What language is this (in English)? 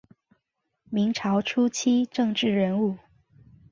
Chinese